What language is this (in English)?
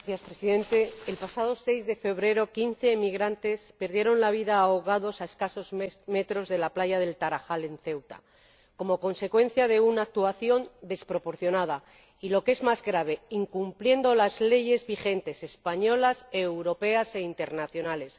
Spanish